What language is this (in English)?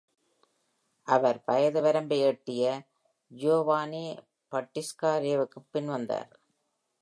Tamil